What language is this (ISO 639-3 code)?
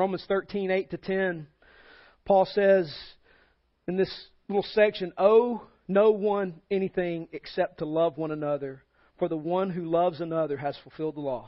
eng